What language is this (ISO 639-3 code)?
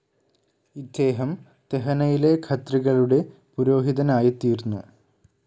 mal